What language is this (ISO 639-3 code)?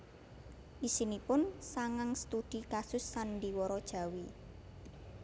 jav